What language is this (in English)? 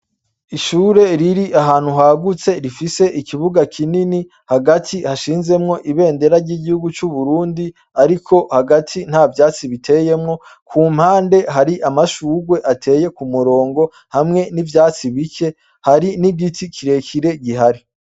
Rundi